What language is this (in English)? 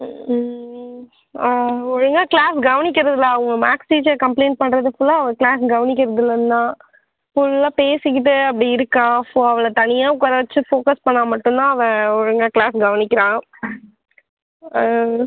Tamil